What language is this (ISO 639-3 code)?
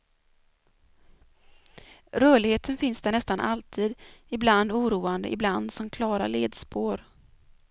swe